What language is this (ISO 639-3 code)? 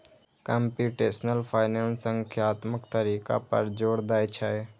mai